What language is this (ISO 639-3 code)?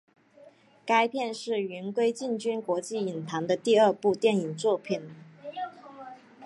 zho